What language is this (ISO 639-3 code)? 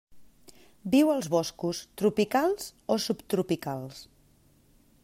cat